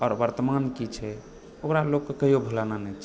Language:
Maithili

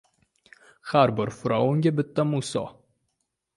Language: Uzbek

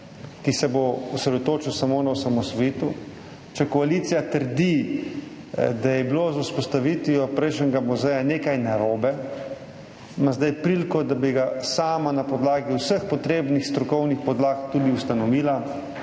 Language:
Slovenian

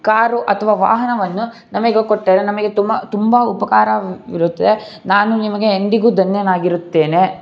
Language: Kannada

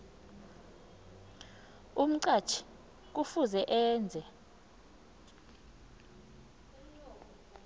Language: South Ndebele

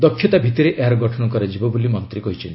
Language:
Odia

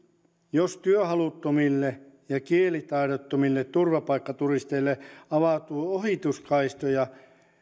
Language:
Finnish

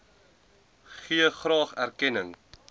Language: Afrikaans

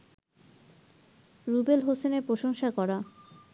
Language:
Bangla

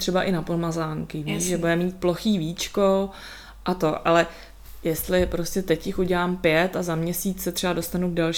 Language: Czech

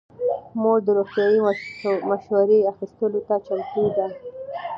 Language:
Pashto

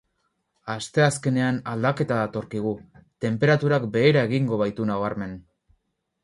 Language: Basque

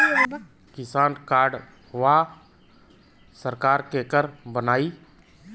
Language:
Bhojpuri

